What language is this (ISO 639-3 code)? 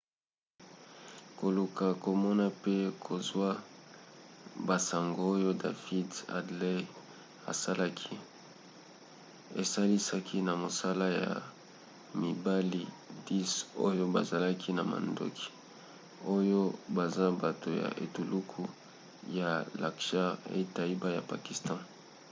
lin